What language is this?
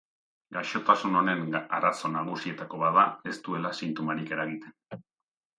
Basque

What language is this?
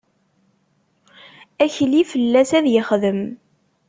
Kabyle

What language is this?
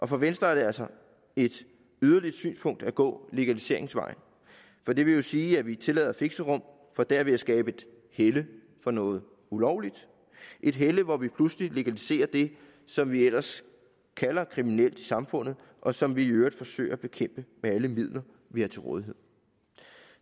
Danish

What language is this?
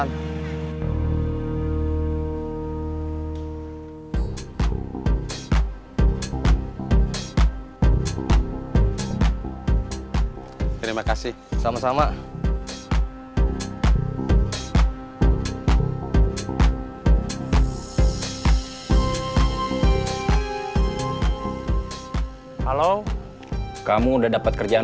Indonesian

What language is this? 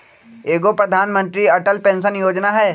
Magahi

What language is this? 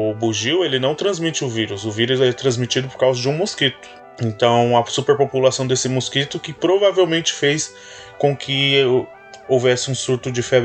Portuguese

